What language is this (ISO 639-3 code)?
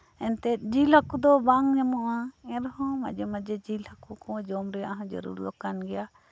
sat